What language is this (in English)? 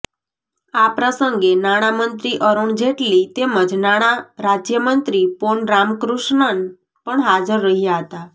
Gujarati